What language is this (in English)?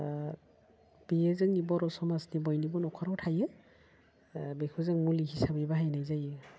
Bodo